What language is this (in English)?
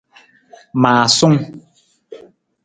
Nawdm